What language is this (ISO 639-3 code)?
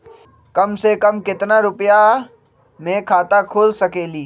mag